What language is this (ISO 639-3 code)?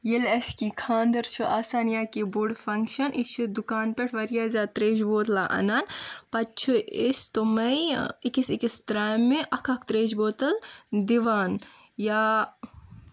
kas